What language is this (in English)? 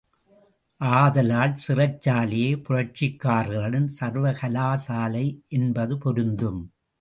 Tamil